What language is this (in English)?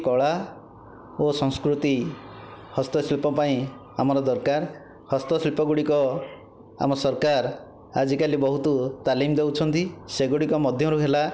Odia